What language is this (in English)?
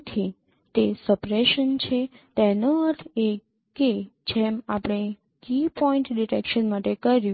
Gujarati